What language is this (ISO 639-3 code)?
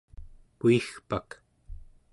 esu